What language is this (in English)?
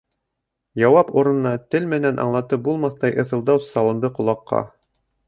Bashkir